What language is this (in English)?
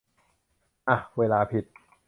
Thai